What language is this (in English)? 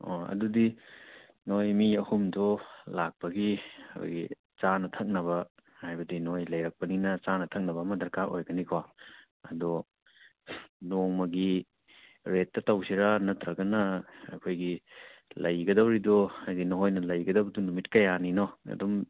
Manipuri